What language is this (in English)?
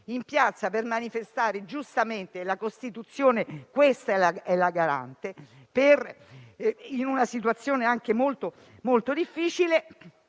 Italian